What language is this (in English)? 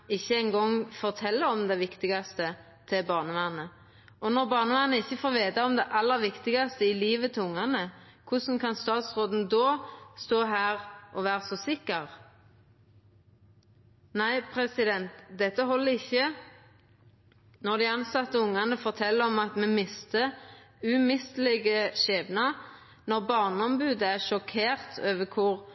Norwegian Nynorsk